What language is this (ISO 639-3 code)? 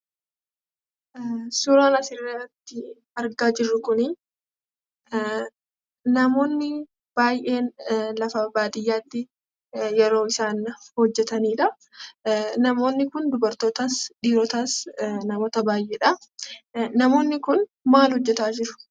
orm